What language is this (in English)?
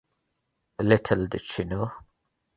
English